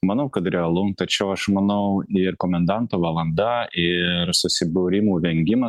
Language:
Lithuanian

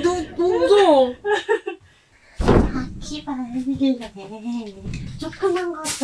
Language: Korean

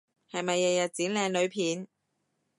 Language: Cantonese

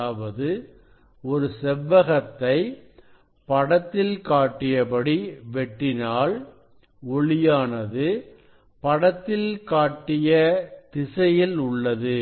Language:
Tamil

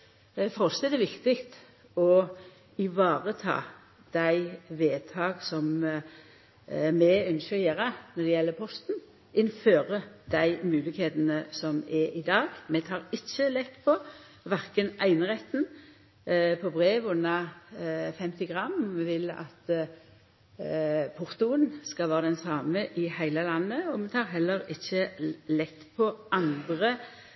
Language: Norwegian Nynorsk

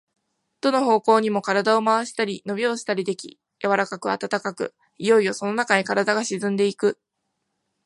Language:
Japanese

